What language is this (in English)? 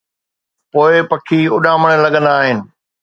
Sindhi